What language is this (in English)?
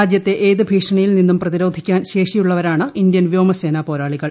Malayalam